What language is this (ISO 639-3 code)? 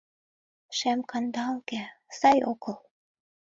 chm